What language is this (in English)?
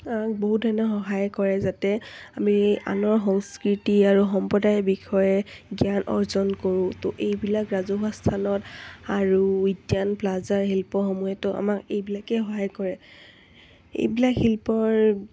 Assamese